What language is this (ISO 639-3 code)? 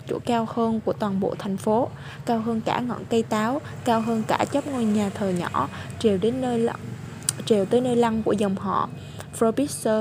vie